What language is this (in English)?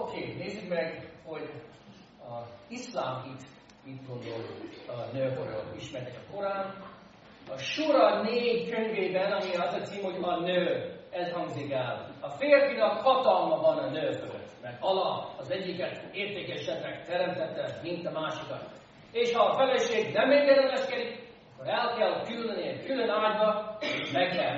Hungarian